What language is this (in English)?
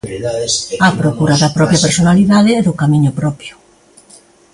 Galician